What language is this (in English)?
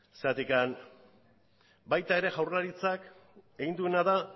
Basque